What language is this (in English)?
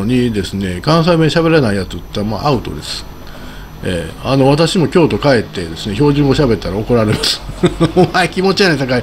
Japanese